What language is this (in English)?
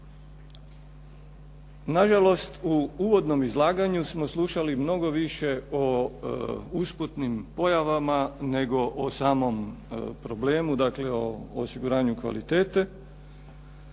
Croatian